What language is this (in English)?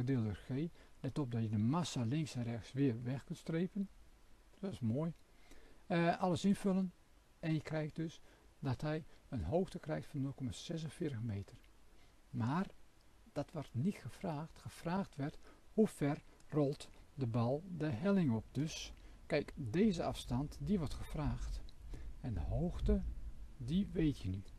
Dutch